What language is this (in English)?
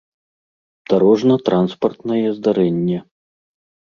Belarusian